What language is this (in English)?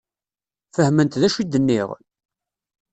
Kabyle